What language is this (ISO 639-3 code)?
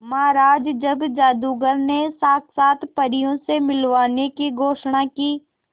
hin